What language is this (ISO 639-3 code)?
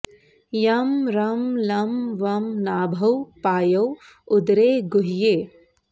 san